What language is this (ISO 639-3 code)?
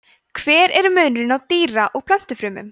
isl